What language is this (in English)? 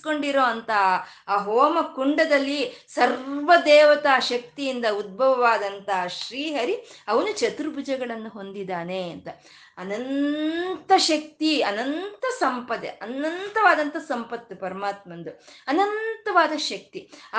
Kannada